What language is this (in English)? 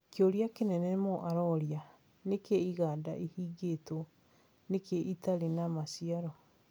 Kikuyu